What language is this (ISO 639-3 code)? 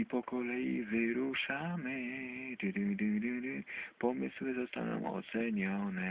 pol